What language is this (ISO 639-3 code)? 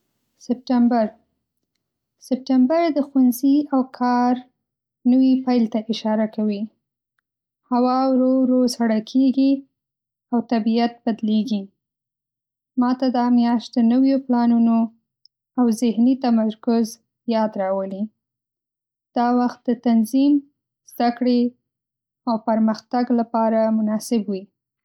pus